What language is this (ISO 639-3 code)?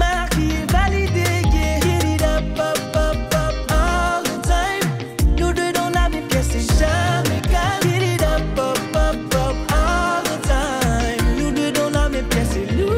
fra